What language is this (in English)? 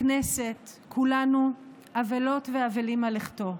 Hebrew